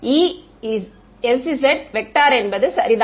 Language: Tamil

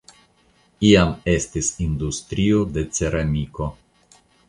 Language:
Esperanto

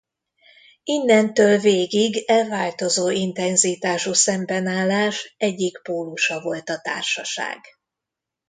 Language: Hungarian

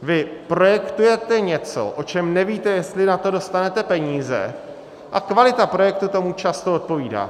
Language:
Czech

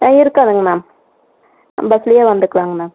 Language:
Tamil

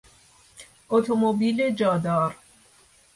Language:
Persian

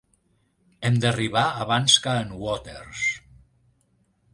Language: Catalan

